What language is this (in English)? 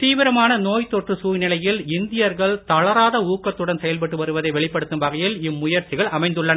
Tamil